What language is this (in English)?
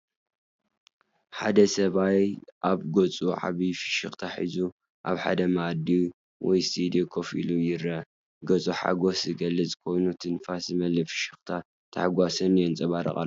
Tigrinya